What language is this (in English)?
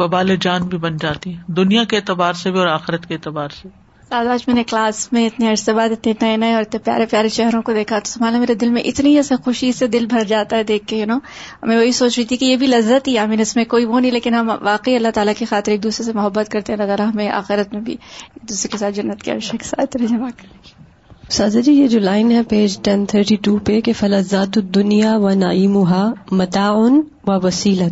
Urdu